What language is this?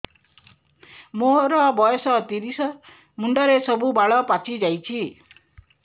Odia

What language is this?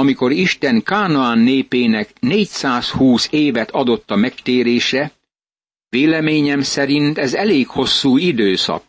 Hungarian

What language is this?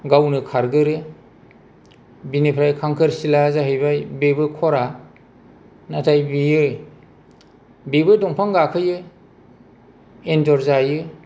Bodo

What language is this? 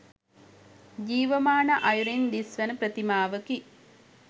Sinhala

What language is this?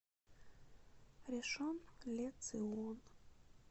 Russian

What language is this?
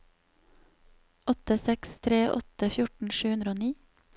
Norwegian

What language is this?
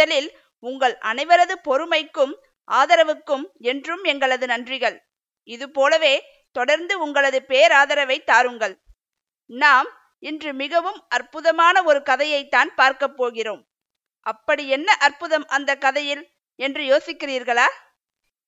Tamil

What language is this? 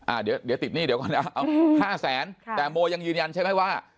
Thai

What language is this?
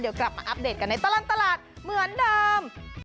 Thai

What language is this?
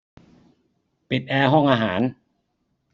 Thai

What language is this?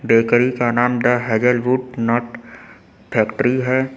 Hindi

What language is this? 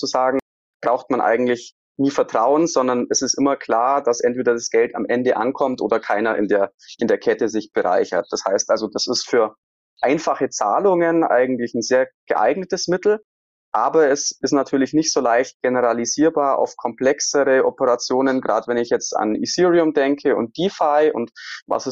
German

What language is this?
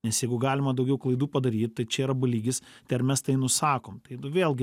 Lithuanian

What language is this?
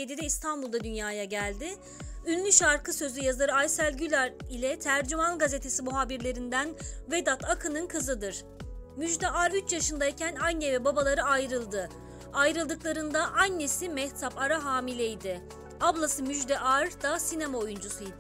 Turkish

